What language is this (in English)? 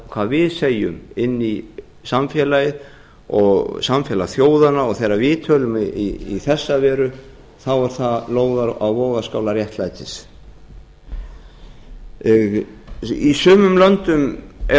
Icelandic